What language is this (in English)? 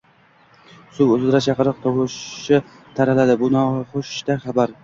Uzbek